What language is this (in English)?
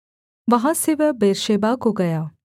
Hindi